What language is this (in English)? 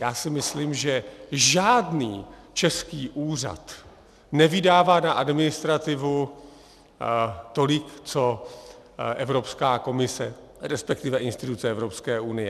Czech